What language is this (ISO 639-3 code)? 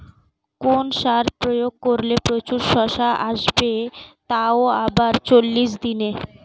ben